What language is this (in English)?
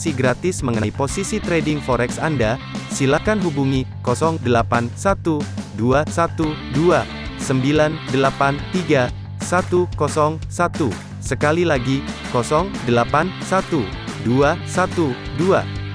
Indonesian